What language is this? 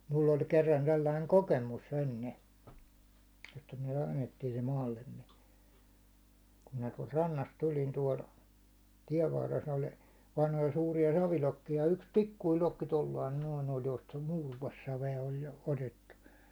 Finnish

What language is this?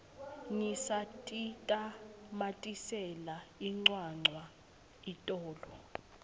Swati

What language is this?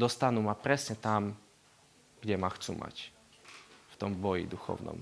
Slovak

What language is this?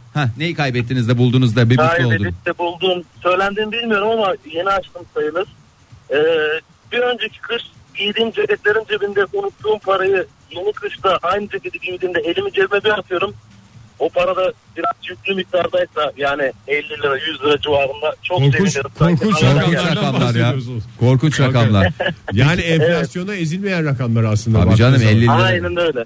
Turkish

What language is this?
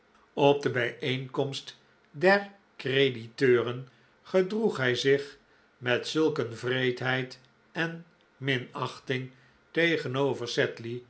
Dutch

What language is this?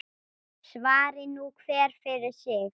Icelandic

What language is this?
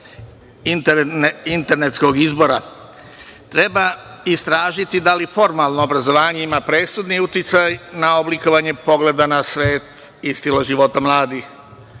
Serbian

